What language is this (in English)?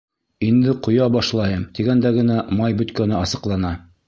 Bashkir